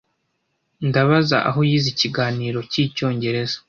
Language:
Kinyarwanda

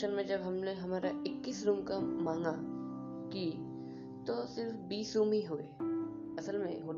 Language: Hindi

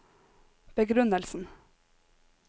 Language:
Norwegian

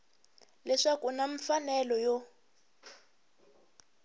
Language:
Tsonga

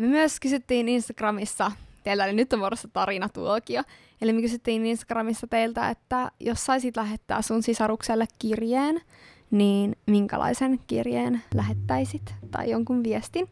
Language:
Finnish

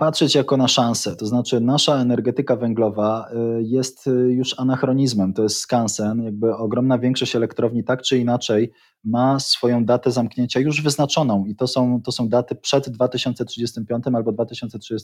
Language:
Polish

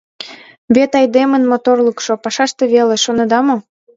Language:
Mari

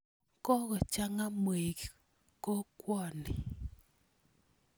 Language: Kalenjin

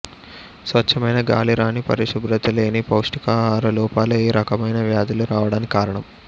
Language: Telugu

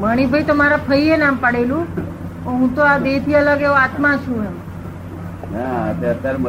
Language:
Gujarati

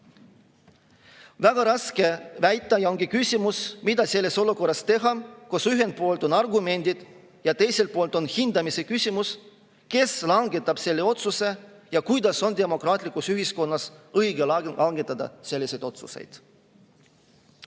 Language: Estonian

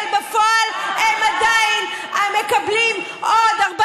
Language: Hebrew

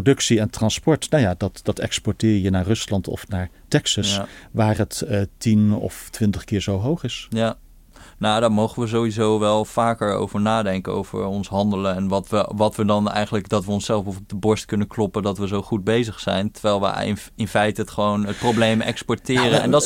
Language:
Dutch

